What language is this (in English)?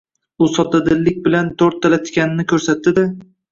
Uzbek